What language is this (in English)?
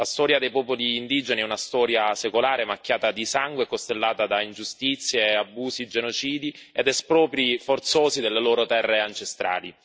Italian